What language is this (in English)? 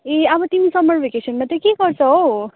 Nepali